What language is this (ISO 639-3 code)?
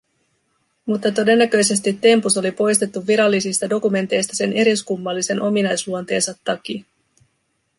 fin